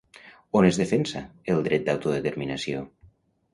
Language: Catalan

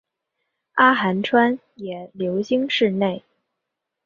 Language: Chinese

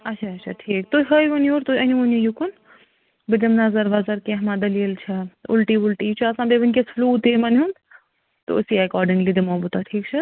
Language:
Kashmiri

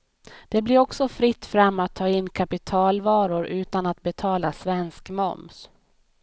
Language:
Swedish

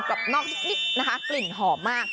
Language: Thai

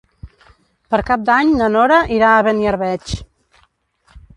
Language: Catalan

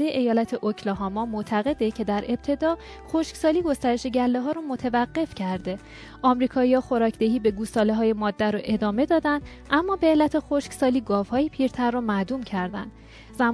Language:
Persian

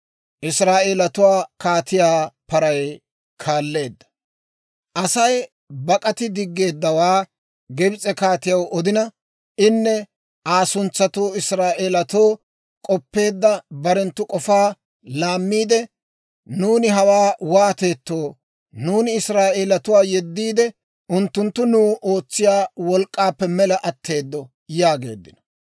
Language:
Dawro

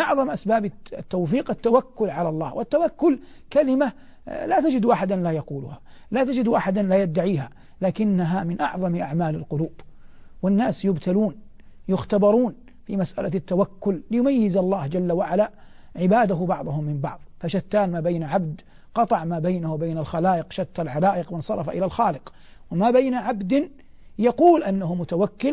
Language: Arabic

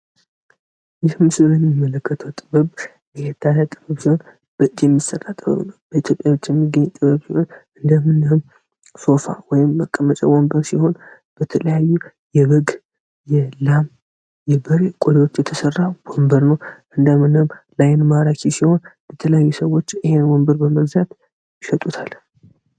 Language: Amharic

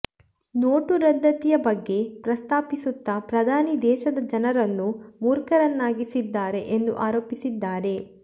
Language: Kannada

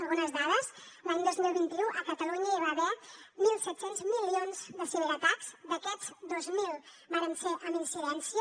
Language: Catalan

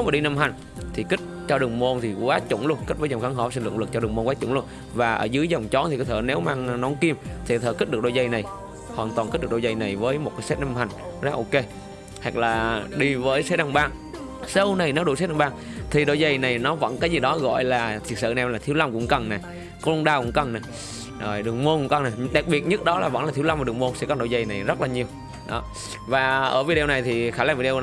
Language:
Vietnamese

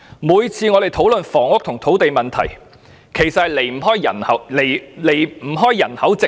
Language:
Cantonese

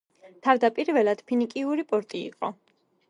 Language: Georgian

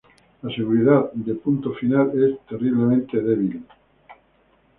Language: Spanish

